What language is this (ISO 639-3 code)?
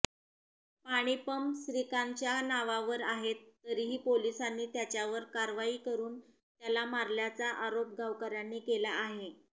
mar